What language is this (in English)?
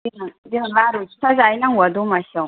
Bodo